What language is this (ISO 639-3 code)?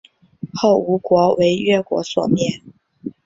zho